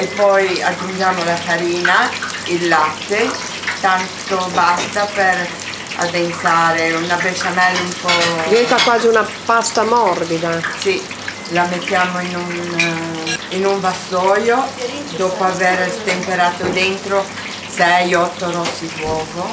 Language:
Italian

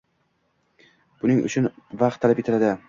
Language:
Uzbek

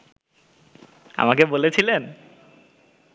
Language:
Bangla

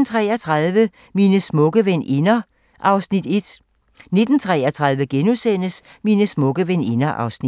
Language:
Danish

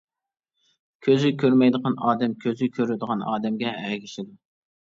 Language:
Uyghur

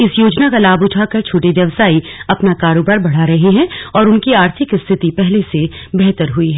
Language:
Hindi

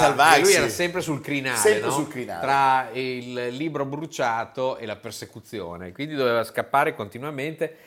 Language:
Italian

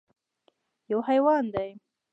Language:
Pashto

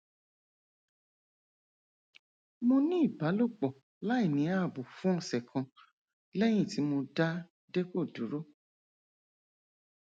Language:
Yoruba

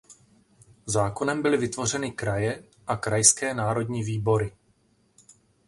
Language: Czech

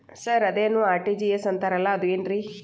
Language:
Kannada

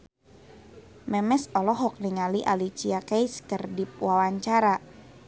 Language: Sundanese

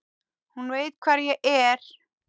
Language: Icelandic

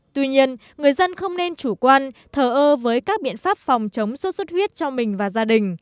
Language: Vietnamese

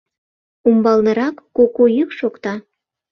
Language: Mari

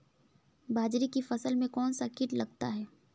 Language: Hindi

